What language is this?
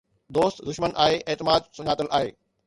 Sindhi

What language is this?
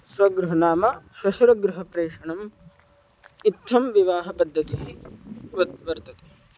Sanskrit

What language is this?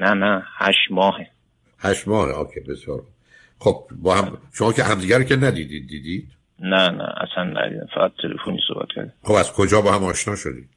Persian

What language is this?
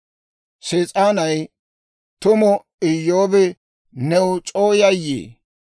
Dawro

